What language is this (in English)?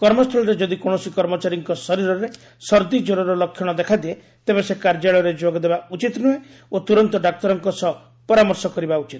Odia